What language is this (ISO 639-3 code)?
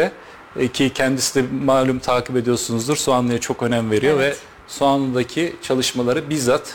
tur